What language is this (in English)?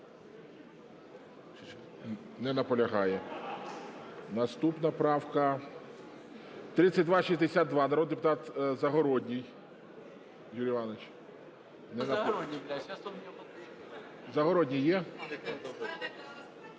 Ukrainian